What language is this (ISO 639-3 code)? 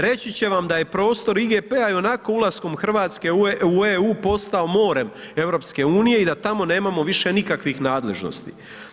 hrv